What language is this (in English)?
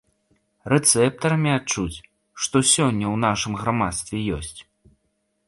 Belarusian